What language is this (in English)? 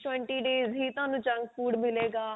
Punjabi